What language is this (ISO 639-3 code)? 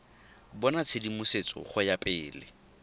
tsn